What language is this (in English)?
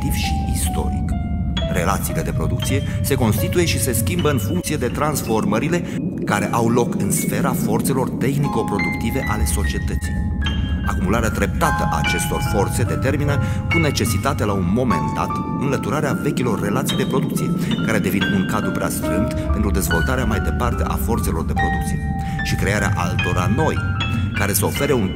Romanian